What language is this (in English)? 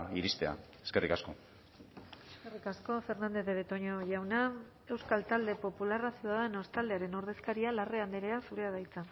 Basque